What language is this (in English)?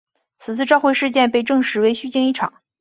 Chinese